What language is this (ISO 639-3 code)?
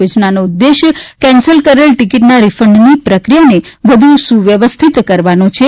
guj